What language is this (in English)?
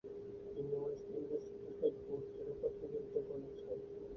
Bangla